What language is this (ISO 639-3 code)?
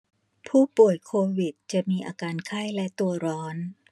tha